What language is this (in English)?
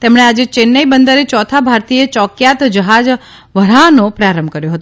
Gujarati